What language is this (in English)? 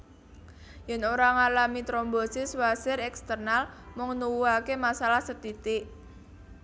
Javanese